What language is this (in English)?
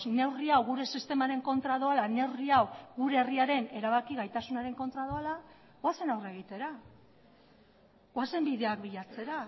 Basque